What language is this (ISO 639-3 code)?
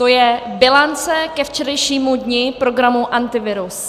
ces